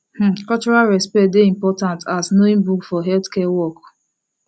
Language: Nigerian Pidgin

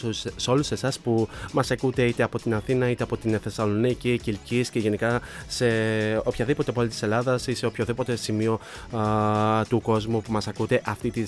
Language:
Greek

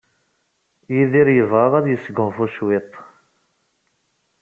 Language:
Kabyle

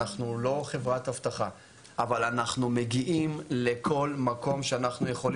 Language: Hebrew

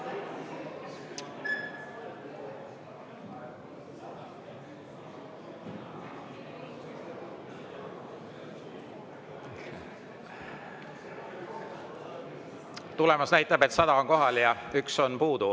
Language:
Estonian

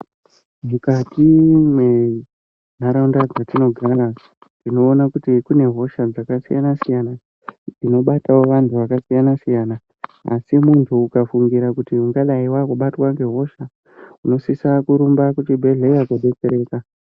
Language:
Ndau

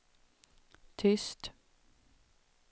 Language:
Swedish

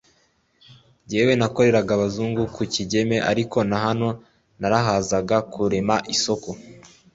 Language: Kinyarwanda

